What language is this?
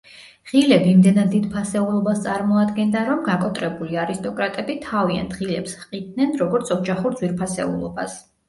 Georgian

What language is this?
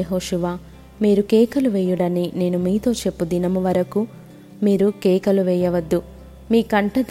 Telugu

